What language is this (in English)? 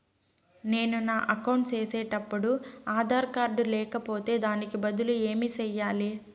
Telugu